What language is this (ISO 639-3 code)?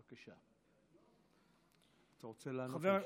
heb